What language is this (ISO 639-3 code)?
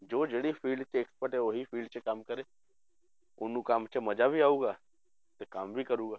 pan